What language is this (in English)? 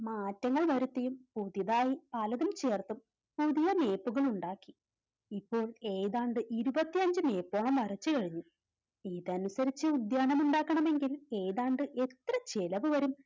Malayalam